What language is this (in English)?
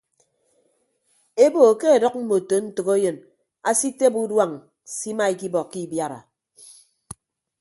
Ibibio